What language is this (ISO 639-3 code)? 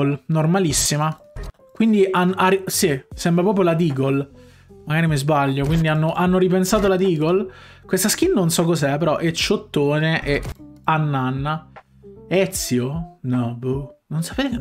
ita